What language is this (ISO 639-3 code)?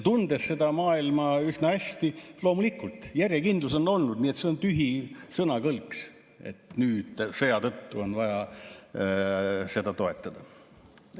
est